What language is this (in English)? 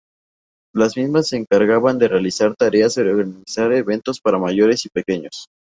Spanish